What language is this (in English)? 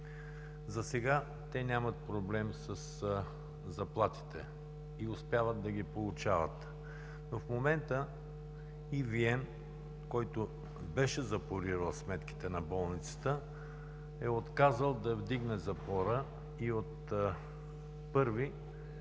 Bulgarian